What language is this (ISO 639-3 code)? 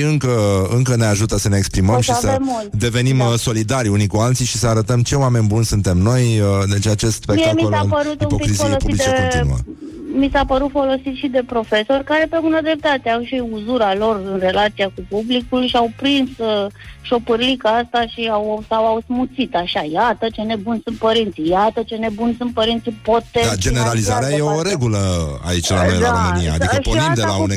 ron